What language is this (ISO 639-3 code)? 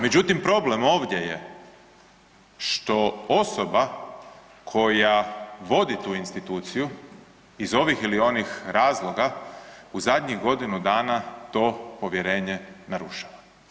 hrv